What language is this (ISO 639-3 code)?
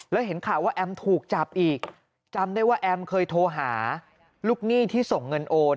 tha